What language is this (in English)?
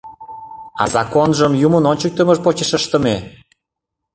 Mari